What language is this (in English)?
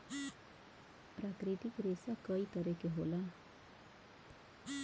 Bhojpuri